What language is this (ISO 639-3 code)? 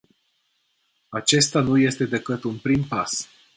ron